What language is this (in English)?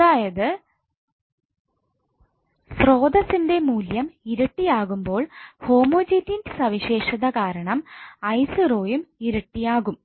Malayalam